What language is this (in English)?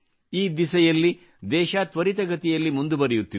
Kannada